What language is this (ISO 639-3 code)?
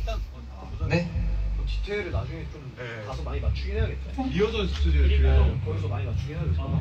kor